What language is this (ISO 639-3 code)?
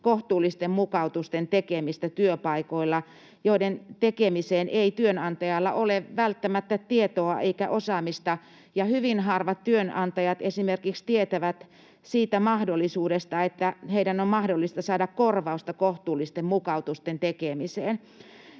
fin